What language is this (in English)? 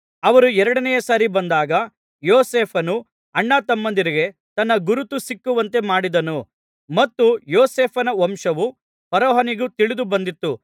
Kannada